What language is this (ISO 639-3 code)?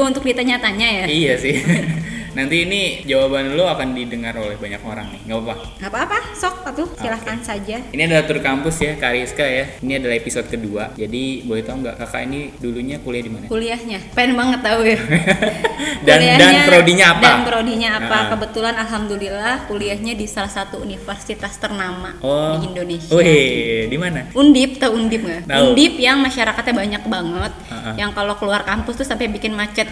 ind